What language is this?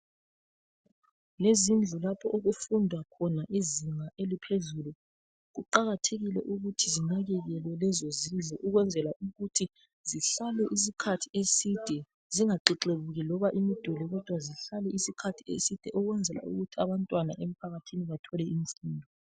North Ndebele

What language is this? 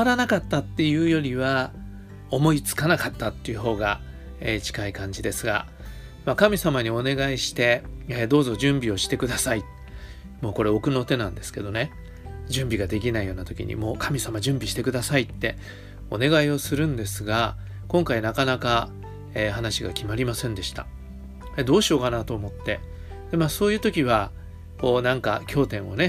Japanese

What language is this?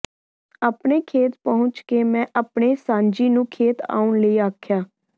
Punjabi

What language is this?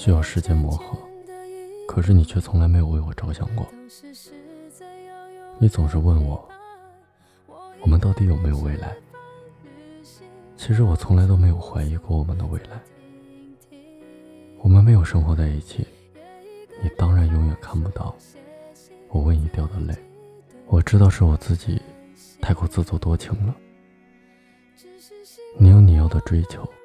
Chinese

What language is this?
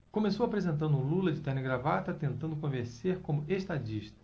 Portuguese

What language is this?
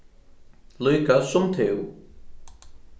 Faroese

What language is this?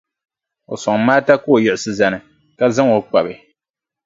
Dagbani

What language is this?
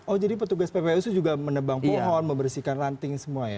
Indonesian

